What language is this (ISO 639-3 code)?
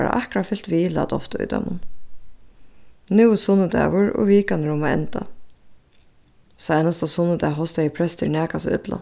fao